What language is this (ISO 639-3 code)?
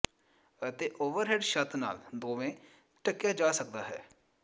pan